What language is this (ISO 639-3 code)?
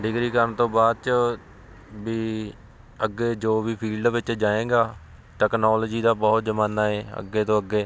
pan